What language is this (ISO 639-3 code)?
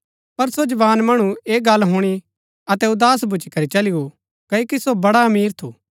gbk